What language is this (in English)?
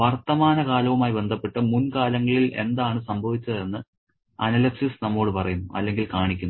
Malayalam